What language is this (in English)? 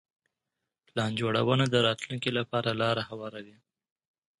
Pashto